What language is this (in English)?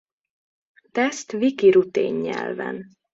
Hungarian